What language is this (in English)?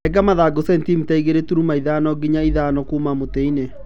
Kikuyu